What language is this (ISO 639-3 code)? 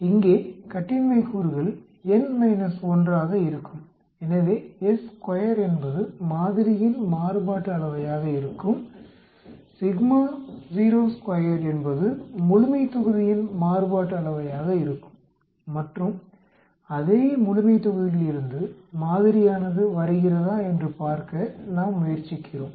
tam